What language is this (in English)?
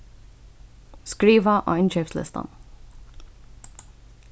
Faroese